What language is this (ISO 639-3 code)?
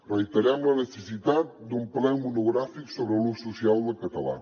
cat